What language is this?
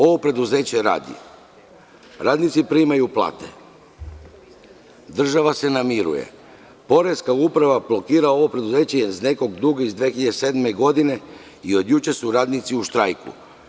Serbian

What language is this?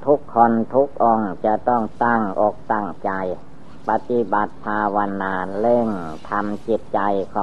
Thai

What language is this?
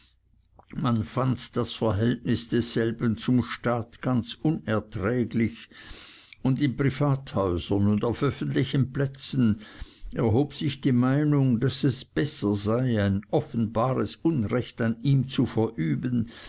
German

